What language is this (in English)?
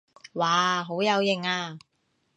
Cantonese